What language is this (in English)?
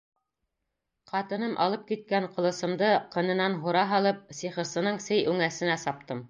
Bashkir